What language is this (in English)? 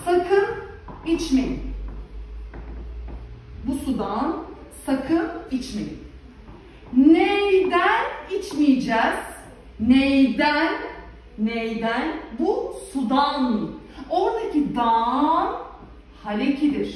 Turkish